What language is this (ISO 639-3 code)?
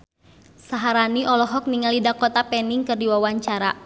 sun